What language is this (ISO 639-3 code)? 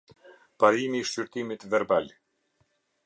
sqi